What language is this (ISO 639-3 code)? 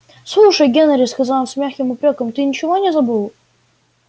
rus